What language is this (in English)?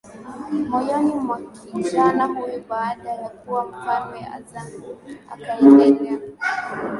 Swahili